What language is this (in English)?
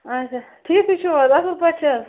Kashmiri